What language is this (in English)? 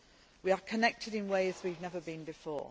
English